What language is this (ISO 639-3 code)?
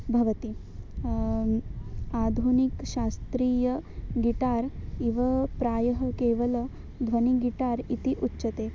san